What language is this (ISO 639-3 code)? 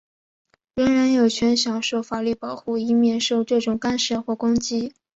zho